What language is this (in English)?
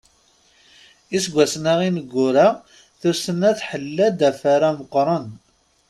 Kabyle